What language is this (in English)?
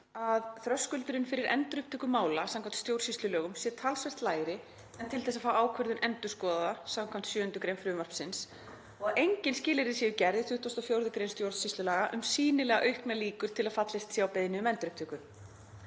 Icelandic